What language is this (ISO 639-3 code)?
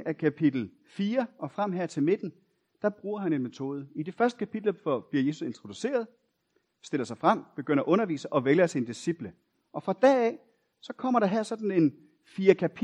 dan